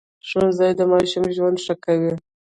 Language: Pashto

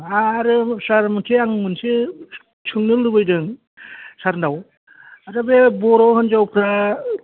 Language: Bodo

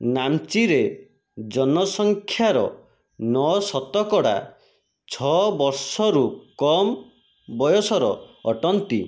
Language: Odia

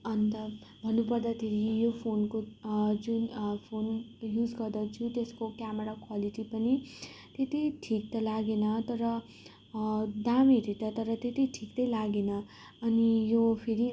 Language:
Nepali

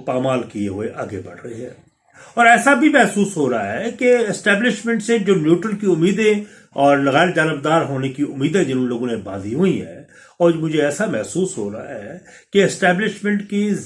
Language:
Urdu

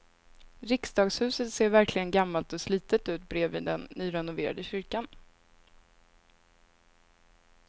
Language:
Swedish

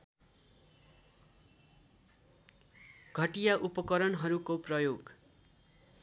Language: Nepali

